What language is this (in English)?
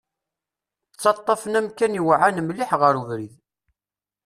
Kabyle